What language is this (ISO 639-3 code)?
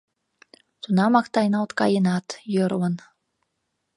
chm